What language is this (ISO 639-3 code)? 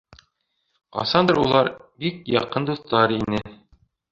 bak